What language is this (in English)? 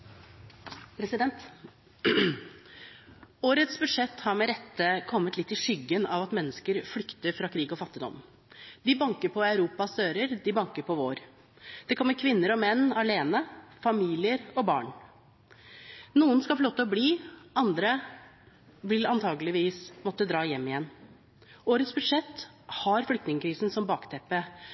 Norwegian